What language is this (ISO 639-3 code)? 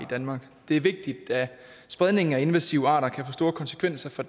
dan